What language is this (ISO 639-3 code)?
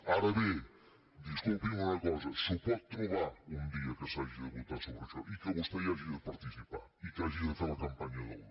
cat